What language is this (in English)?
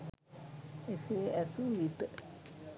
Sinhala